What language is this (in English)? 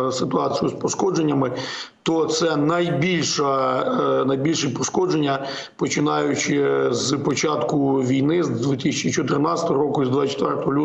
Ukrainian